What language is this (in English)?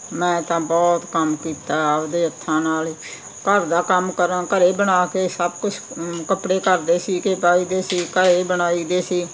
Punjabi